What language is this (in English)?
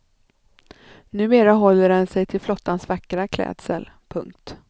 Swedish